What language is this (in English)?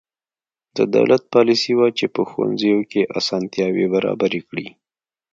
Pashto